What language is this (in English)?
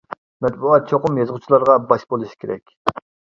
Uyghur